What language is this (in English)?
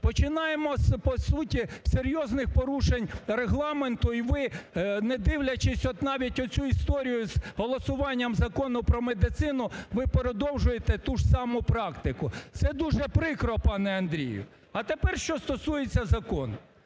Ukrainian